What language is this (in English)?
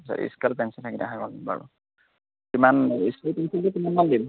Assamese